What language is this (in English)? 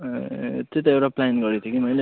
Nepali